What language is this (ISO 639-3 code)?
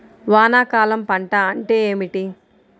tel